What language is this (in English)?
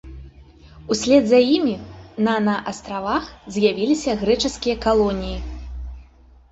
Belarusian